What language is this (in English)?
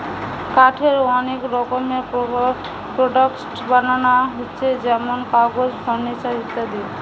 Bangla